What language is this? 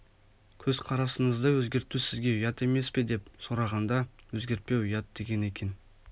Kazakh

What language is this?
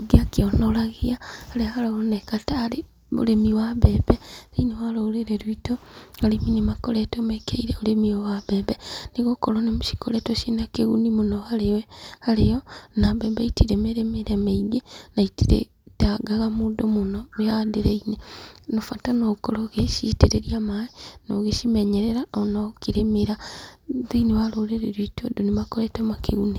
Kikuyu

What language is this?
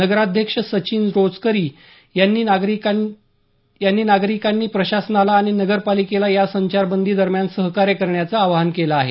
Marathi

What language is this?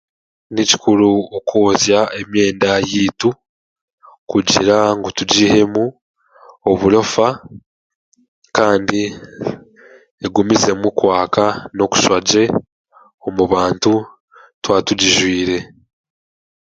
Chiga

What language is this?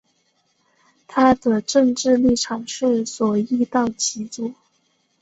Chinese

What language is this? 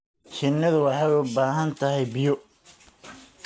Somali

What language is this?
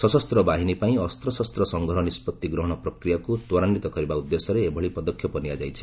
Odia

